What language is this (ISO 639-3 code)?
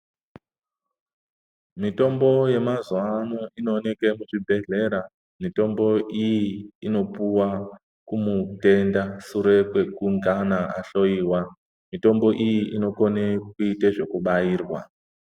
ndc